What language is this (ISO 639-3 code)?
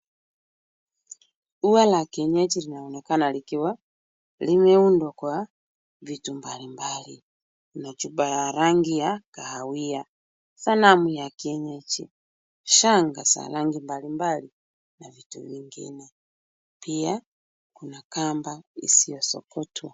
swa